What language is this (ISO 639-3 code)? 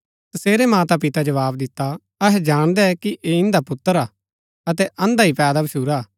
gbk